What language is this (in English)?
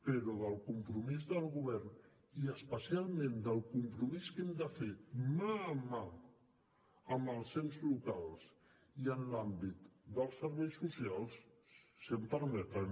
Catalan